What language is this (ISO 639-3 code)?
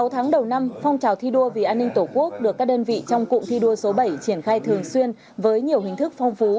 vie